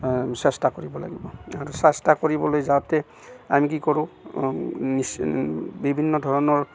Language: Assamese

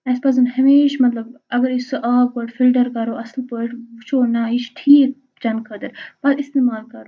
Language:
Kashmiri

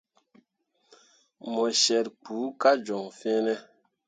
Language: Mundang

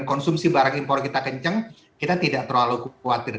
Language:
Indonesian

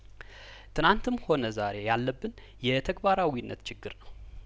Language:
Amharic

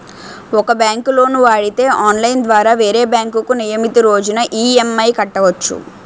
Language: Telugu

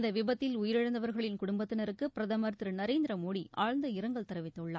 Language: Tamil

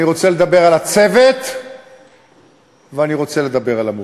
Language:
Hebrew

